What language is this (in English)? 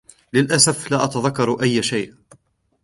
Arabic